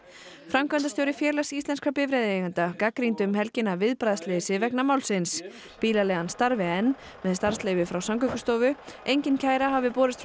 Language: Icelandic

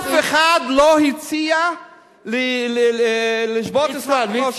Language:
Hebrew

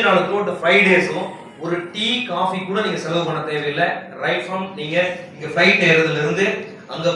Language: Spanish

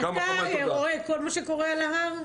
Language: Hebrew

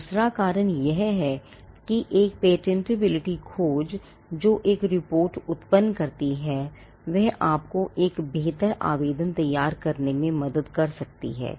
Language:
Hindi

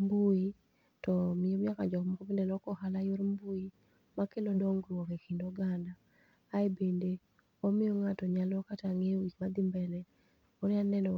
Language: Luo (Kenya and Tanzania)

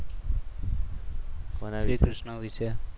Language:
Gujarati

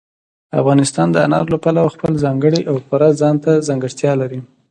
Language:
Pashto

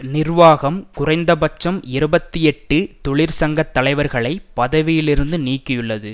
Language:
Tamil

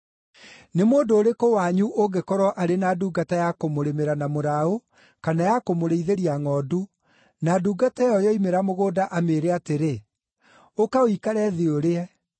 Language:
Kikuyu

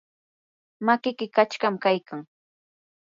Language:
Yanahuanca Pasco Quechua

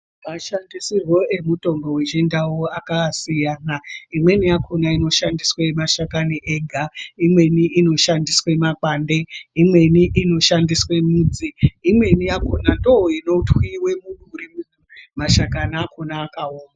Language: Ndau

